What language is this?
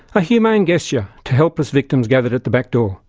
English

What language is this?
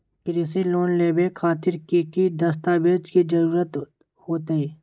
Magahi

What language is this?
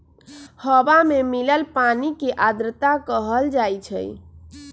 Magahi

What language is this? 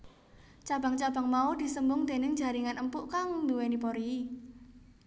Javanese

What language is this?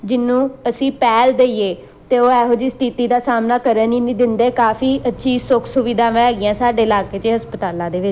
Punjabi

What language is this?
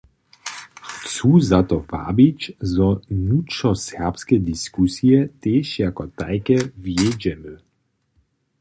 Upper Sorbian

